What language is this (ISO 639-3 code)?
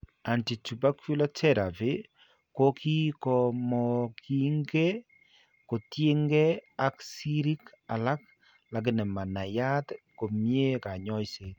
kln